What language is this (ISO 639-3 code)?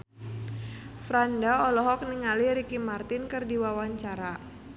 sun